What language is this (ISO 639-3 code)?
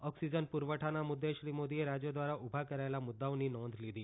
guj